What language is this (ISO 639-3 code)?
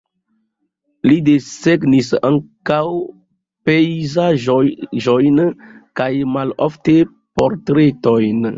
epo